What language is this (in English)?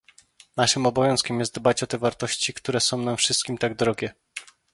Polish